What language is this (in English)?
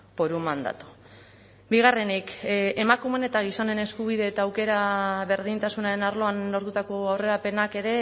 Basque